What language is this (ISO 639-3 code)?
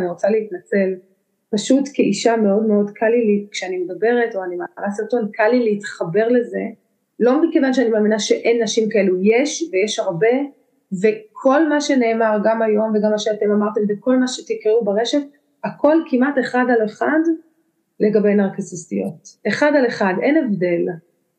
heb